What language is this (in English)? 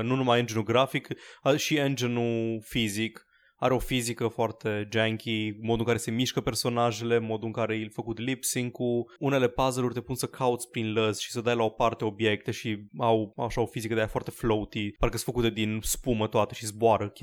Romanian